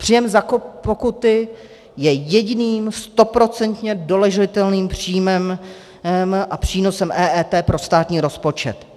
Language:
Czech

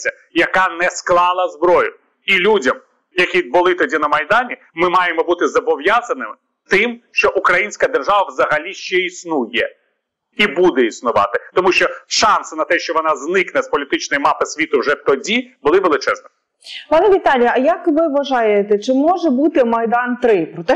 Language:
Ukrainian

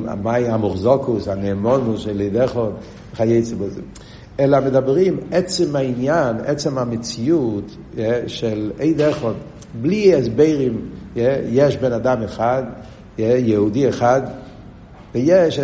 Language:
Hebrew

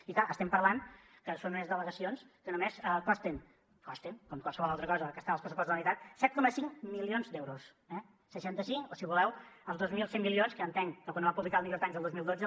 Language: Catalan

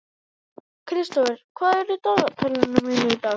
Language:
Icelandic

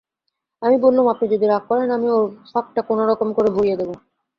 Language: Bangla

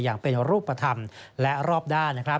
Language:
Thai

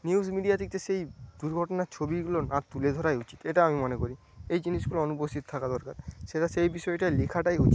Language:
Bangla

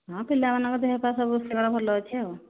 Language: Odia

